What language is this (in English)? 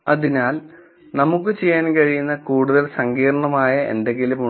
Malayalam